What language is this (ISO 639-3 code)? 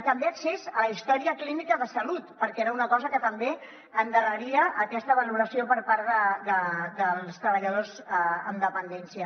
cat